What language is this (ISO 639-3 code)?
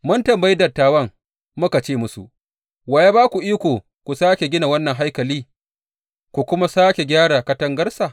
hau